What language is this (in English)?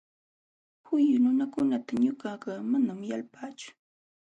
Jauja Wanca Quechua